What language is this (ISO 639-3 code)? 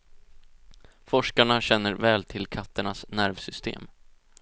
swe